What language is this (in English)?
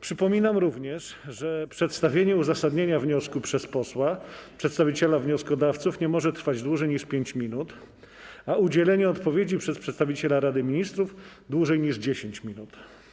Polish